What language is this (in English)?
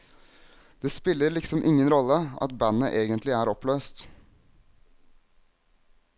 Norwegian